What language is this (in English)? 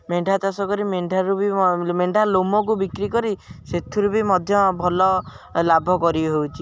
Odia